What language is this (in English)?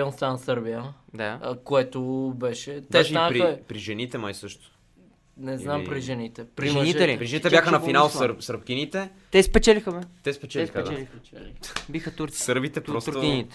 Bulgarian